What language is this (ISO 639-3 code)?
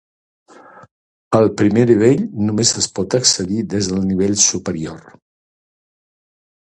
cat